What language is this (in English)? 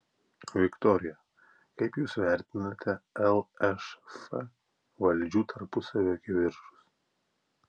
Lithuanian